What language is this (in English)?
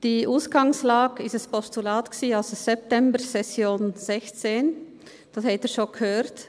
Swiss German